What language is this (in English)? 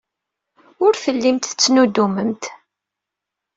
Kabyle